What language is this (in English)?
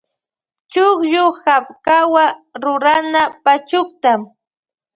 Loja Highland Quichua